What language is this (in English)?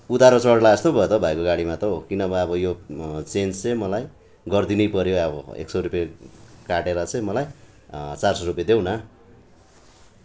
Nepali